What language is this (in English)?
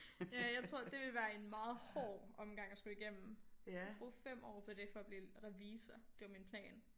Danish